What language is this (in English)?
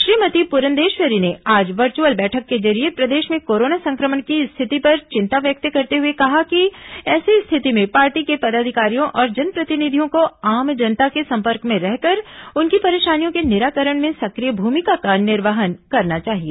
Hindi